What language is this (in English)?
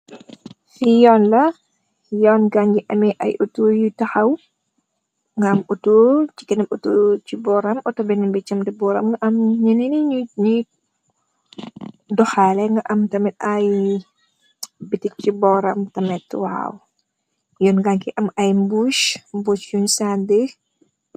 Wolof